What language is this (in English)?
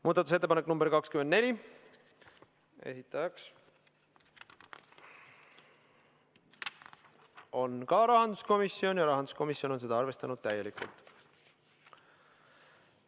Estonian